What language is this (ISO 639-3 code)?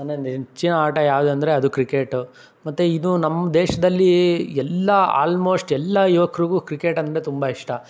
kan